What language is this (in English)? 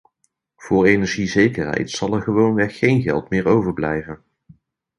Dutch